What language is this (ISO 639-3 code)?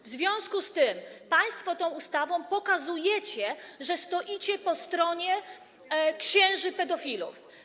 pol